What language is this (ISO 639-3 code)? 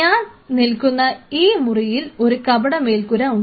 mal